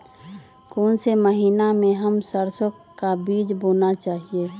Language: Magahi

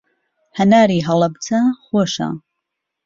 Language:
Central Kurdish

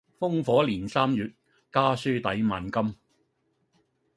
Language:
Cantonese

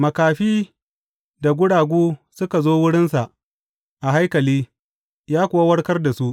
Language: Hausa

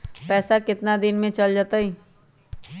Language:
Magahi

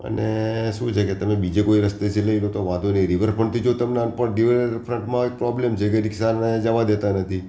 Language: Gujarati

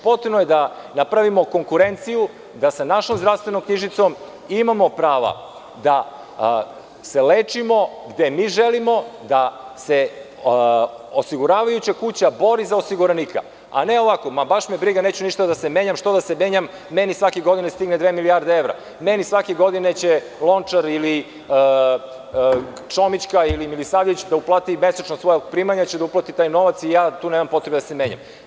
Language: Serbian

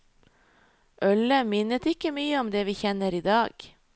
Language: Norwegian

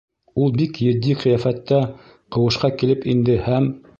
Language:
Bashkir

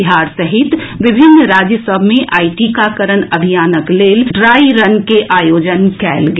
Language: Maithili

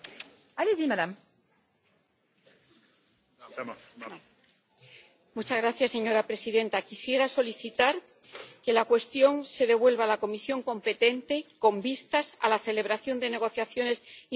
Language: Spanish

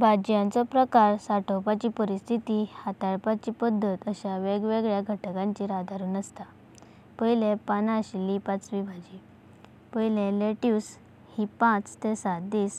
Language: Konkani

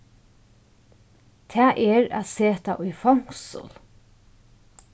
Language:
Faroese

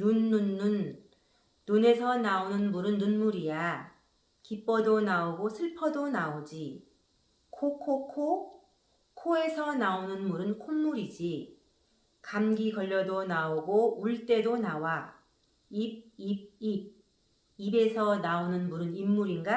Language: Korean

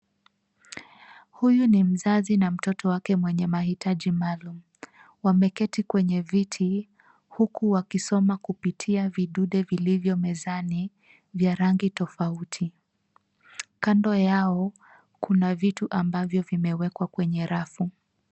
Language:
Swahili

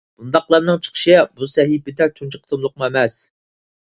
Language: Uyghur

